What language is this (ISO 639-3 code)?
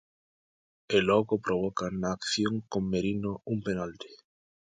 glg